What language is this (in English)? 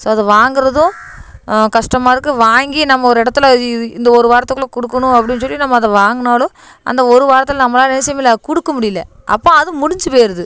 Tamil